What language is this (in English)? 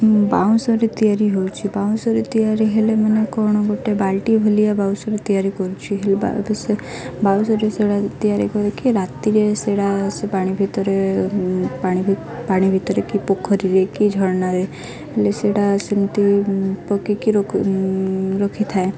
Odia